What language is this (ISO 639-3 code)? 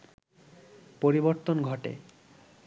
ben